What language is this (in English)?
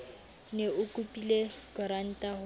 Southern Sotho